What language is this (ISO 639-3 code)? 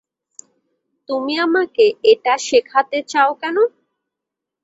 ben